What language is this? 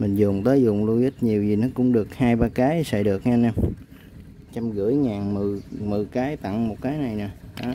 Vietnamese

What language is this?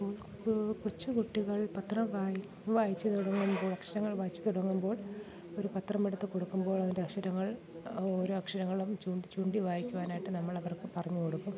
Malayalam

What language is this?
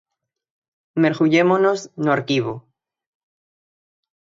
Galician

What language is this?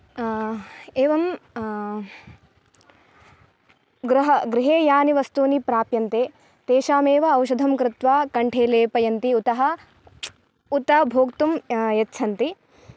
Sanskrit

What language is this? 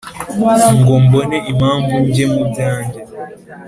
Kinyarwanda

